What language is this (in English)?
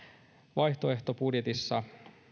Finnish